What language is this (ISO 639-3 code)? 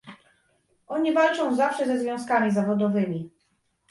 pol